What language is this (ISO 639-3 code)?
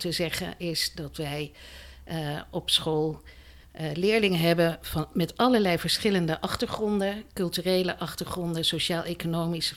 nld